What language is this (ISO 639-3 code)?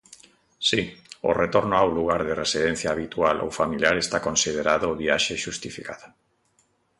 glg